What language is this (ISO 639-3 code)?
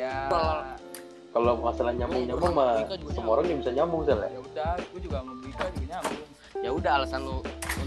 ind